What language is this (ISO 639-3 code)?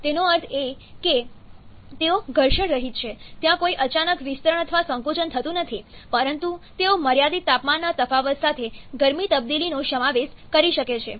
guj